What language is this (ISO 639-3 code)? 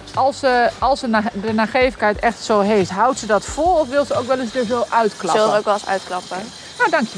nld